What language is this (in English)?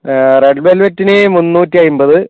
Malayalam